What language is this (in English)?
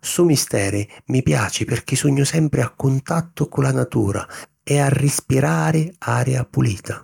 Sicilian